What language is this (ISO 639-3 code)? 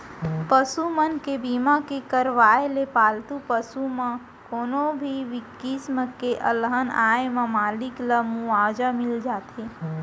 hne